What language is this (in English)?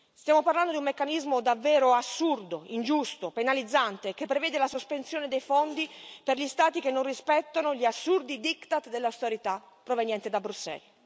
Italian